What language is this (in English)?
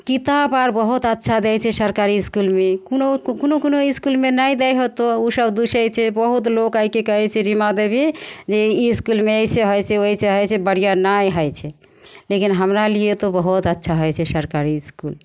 Maithili